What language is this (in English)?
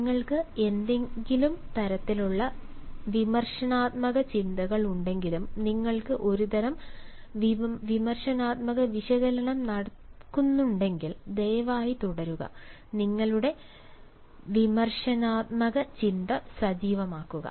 Malayalam